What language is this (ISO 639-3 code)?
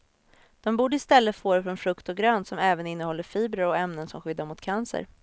swe